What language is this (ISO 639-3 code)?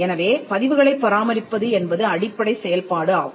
tam